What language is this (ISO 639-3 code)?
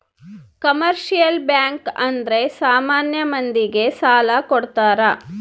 kan